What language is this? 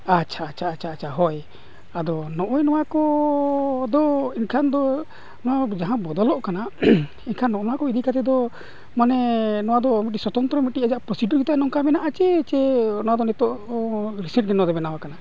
Santali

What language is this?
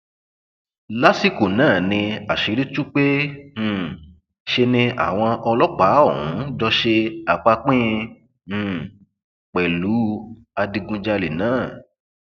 Yoruba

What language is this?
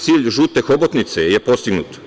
Serbian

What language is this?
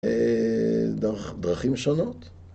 Hebrew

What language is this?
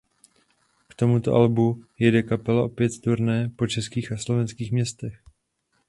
Czech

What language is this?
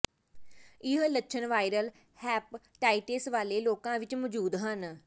Punjabi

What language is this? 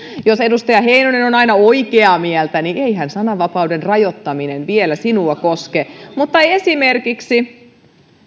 Finnish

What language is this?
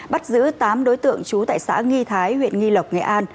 Vietnamese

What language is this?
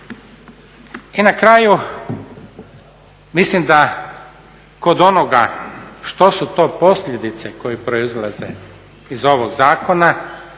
Croatian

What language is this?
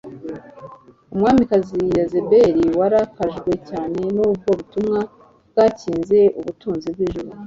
Kinyarwanda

